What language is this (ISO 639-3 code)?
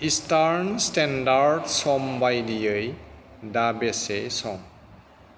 brx